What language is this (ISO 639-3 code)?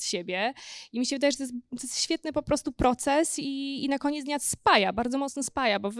pol